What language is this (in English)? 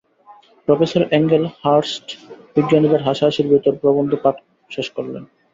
Bangla